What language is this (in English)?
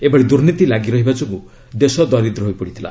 Odia